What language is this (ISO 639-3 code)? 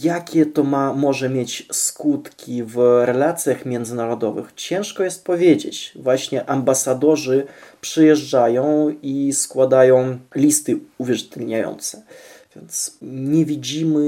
pol